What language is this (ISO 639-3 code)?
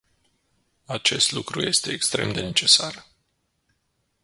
ron